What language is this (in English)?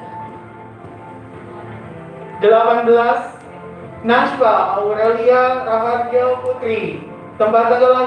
Indonesian